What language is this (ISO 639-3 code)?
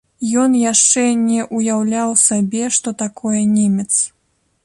bel